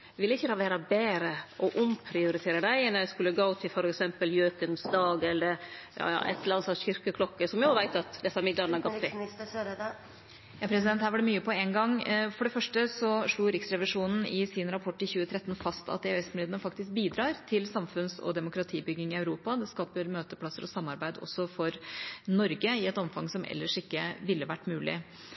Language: Norwegian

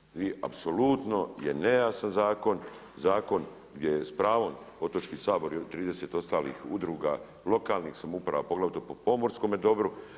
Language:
Croatian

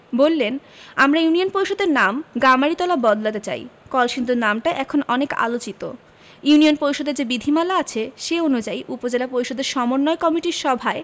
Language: Bangla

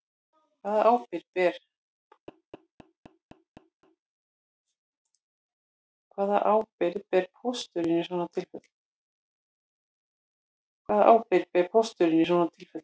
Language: Icelandic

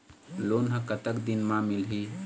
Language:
Chhattisgarhi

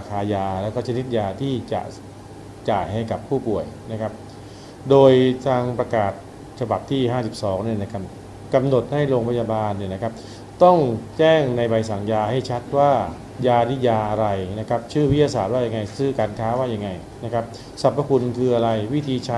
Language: Thai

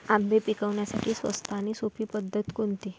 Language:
Marathi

